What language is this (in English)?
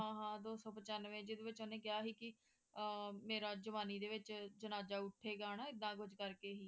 Punjabi